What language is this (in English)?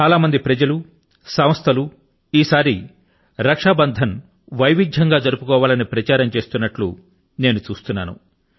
Telugu